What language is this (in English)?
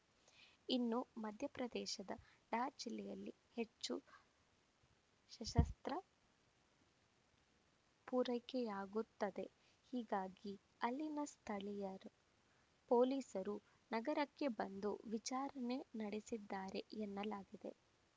Kannada